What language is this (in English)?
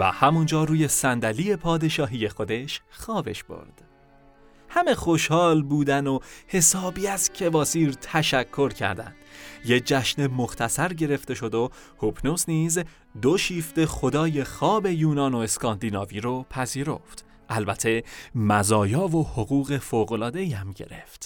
Persian